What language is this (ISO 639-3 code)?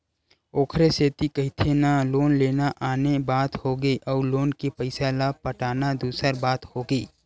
hne